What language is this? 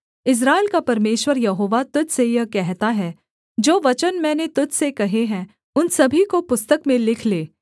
Hindi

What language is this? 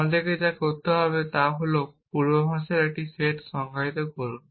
Bangla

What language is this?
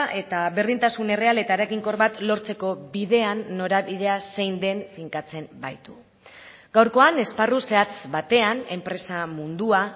Basque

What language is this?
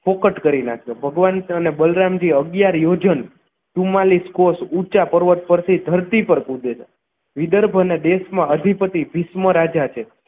Gujarati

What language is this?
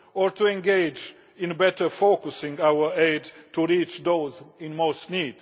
English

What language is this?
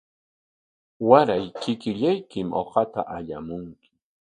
Corongo Ancash Quechua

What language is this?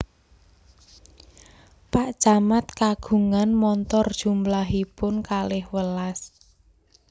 Javanese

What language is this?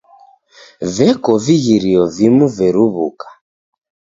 Taita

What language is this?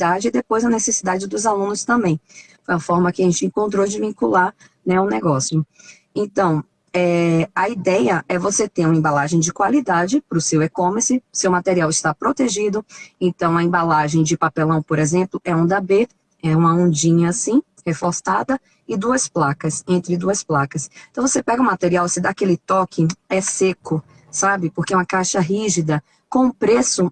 Portuguese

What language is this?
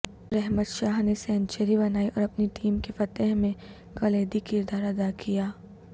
Urdu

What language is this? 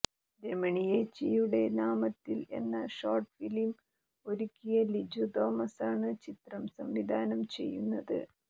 Malayalam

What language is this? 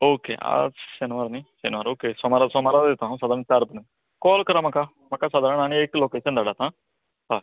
Konkani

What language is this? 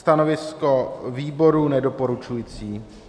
Czech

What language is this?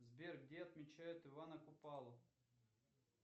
Russian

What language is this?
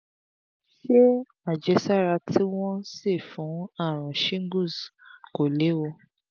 Yoruba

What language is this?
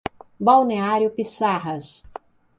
Portuguese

